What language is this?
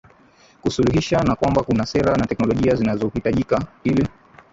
Swahili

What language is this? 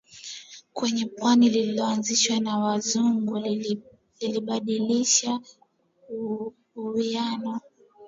Swahili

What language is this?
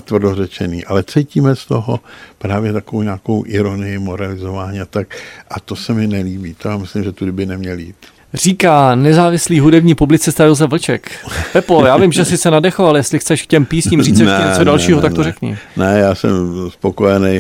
Czech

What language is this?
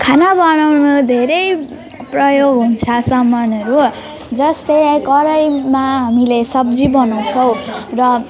Nepali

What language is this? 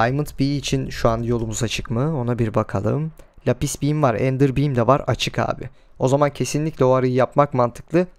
Turkish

